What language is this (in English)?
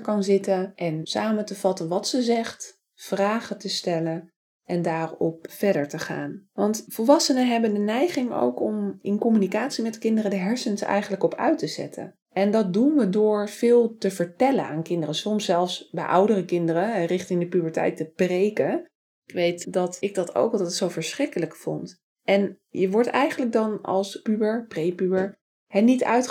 Dutch